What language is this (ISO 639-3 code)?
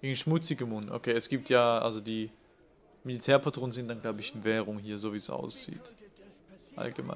deu